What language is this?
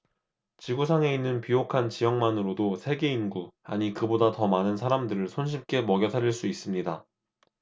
Korean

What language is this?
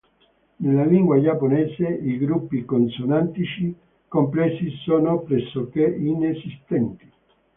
Italian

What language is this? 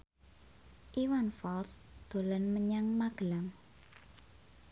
Javanese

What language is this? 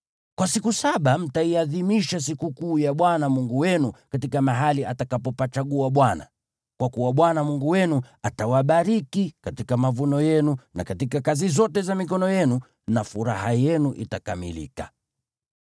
Swahili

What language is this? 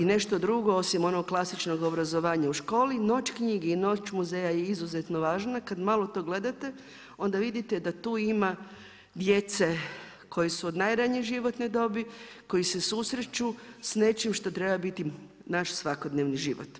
Croatian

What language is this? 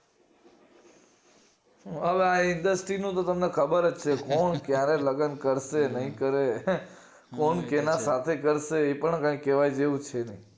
Gujarati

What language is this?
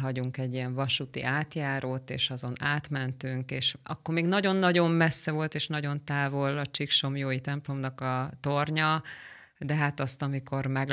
Hungarian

